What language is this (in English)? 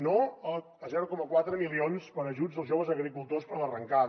Catalan